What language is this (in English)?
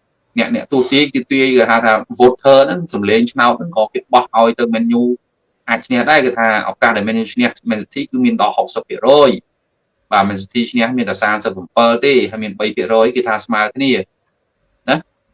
Vietnamese